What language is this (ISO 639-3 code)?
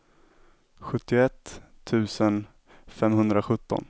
swe